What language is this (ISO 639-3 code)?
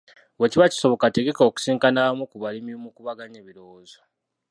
lug